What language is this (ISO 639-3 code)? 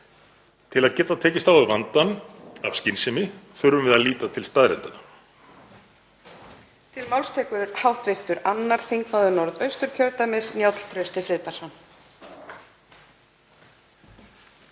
isl